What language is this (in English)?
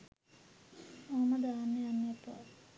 Sinhala